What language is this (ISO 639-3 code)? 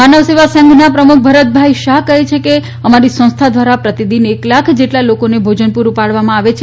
guj